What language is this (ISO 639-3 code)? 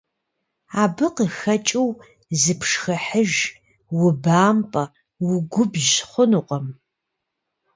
kbd